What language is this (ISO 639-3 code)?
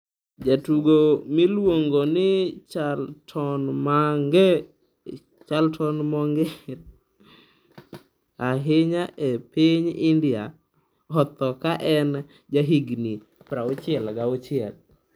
luo